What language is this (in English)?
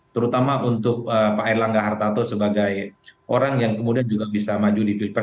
Indonesian